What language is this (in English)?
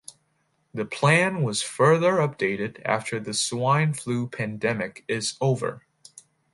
English